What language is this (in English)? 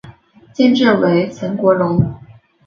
Chinese